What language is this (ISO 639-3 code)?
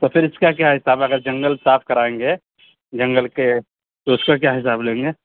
urd